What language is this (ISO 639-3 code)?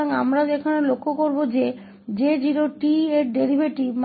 hin